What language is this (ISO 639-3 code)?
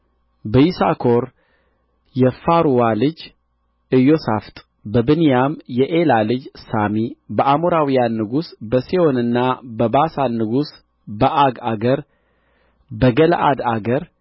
amh